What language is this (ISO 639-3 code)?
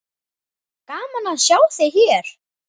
isl